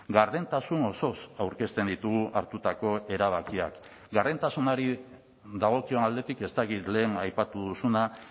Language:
Basque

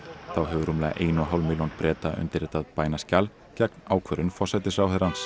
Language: Icelandic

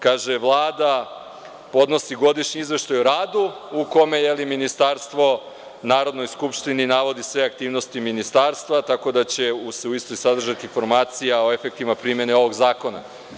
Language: Serbian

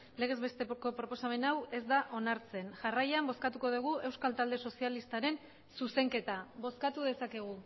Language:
Basque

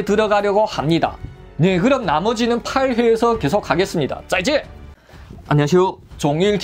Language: Korean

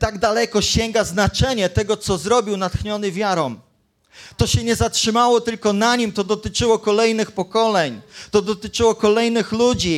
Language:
Polish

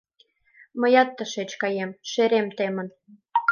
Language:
Mari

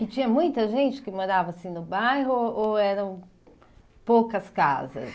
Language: Portuguese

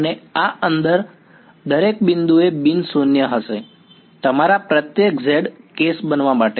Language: Gujarati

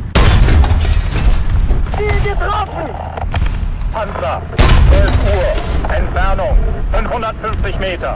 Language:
German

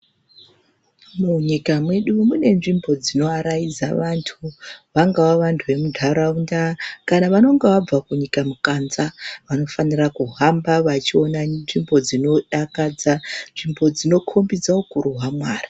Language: Ndau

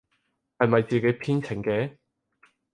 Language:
Cantonese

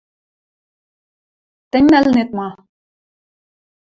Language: Western Mari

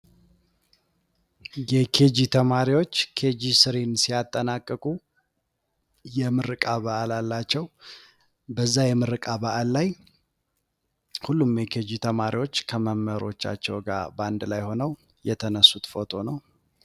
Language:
Amharic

